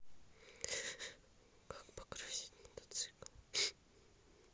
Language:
Russian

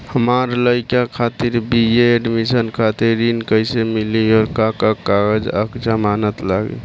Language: Bhojpuri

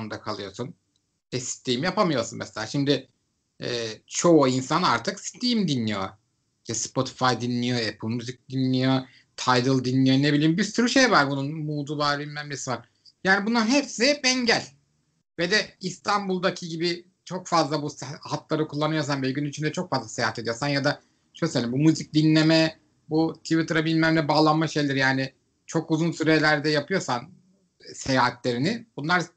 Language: Turkish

